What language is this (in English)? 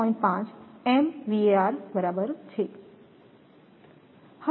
Gujarati